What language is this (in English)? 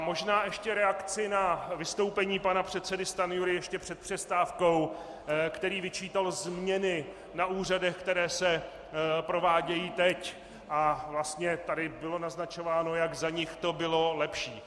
Czech